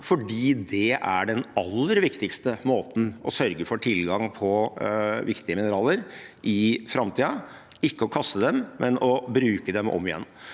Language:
Norwegian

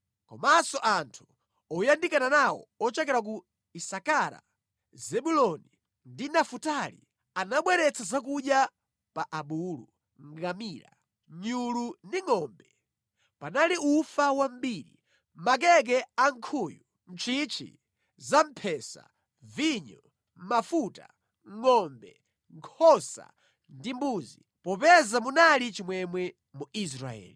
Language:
Nyanja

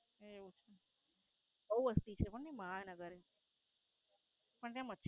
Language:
Gujarati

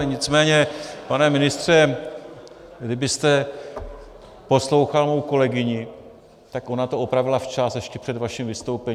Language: Czech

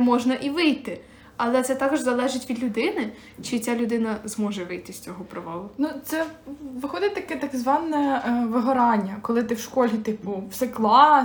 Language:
Ukrainian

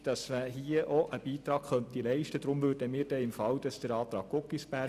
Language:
Swiss German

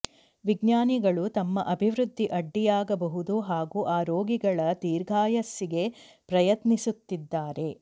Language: Kannada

